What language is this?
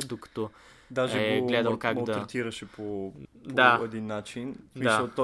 Bulgarian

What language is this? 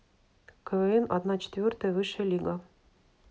Russian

